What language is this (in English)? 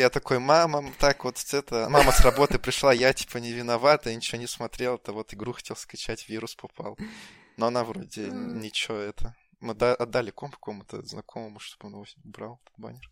Russian